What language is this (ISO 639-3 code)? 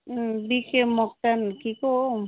nep